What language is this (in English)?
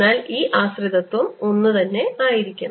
Malayalam